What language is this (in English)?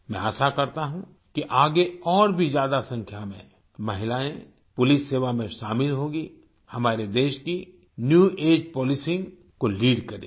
Hindi